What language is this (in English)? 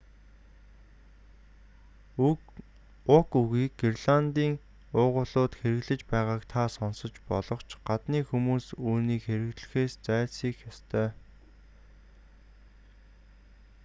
Mongolian